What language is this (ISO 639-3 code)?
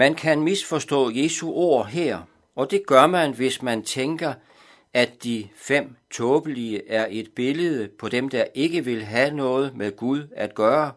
dan